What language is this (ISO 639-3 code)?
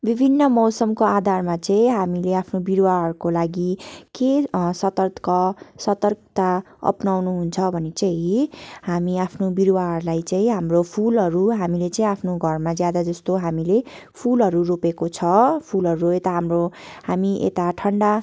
nep